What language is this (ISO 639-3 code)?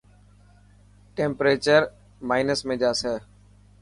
mki